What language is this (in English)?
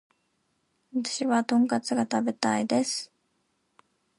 Japanese